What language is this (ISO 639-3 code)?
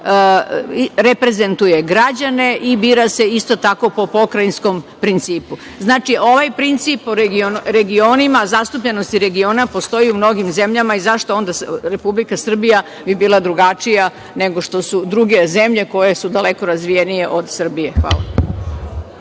srp